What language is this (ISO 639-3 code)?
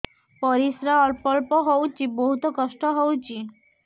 ori